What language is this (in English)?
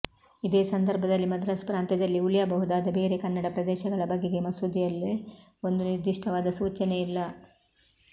Kannada